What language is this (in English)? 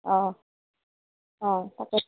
Assamese